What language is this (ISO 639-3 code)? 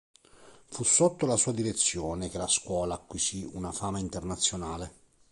ita